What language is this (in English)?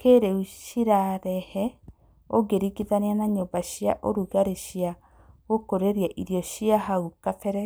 Kikuyu